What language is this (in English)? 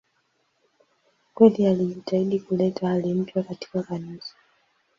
Swahili